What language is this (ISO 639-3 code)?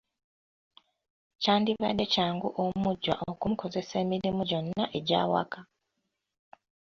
lug